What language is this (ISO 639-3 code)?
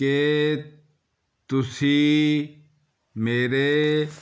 pan